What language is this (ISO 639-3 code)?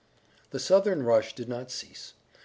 eng